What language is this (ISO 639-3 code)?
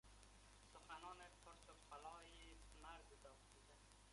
fas